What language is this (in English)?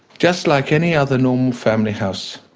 English